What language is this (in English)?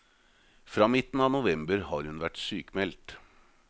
Norwegian